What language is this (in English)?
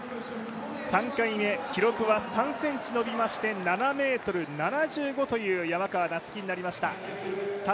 Japanese